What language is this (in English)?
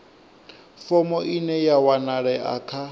Venda